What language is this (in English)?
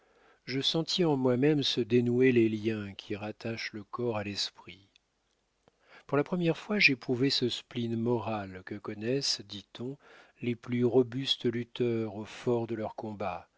French